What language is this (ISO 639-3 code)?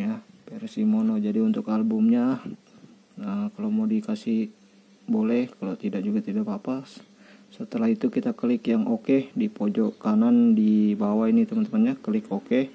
ind